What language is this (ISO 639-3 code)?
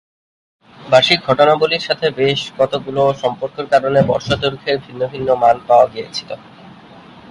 ben